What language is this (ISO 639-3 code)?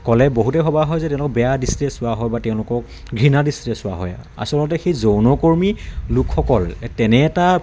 asm